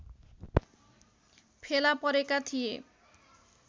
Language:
Nepali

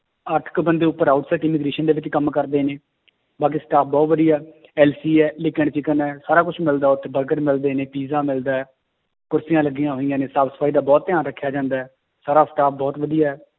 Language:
Punjabi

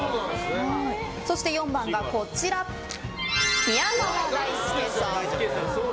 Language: Japanese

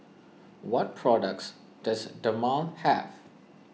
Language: English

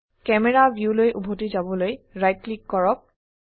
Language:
Assamese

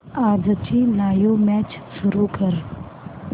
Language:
Marathi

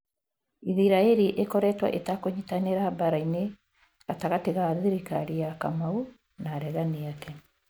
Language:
Kikuyu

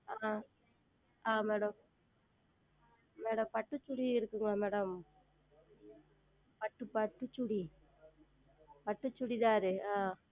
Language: Tamil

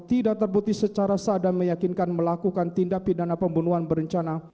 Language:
Indonesian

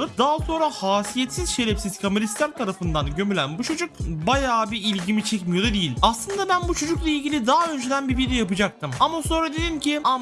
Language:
Turkish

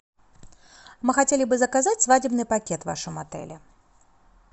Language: Russian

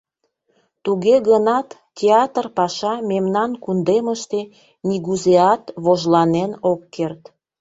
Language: Mari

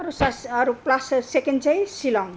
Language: Nepali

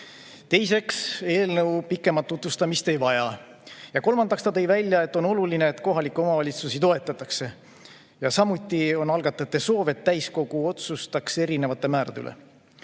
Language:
Estonian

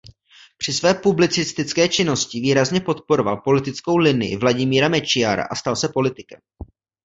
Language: Czech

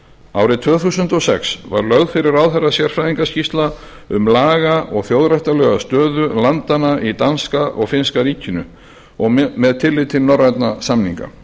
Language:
Icelandic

